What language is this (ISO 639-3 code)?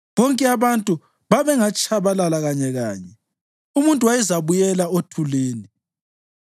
nde